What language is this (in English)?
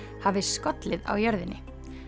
Icelandic